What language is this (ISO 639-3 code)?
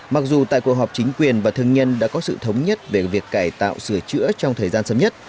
vie